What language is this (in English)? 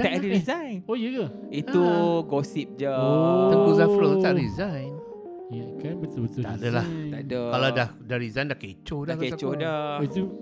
Malay